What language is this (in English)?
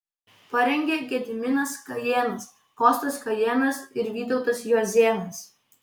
Lithuanian